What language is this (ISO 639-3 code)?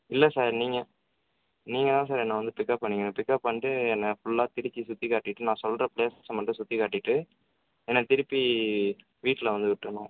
tam